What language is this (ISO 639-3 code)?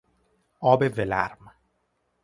fas